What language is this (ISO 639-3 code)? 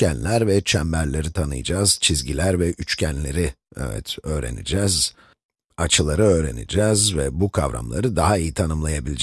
tur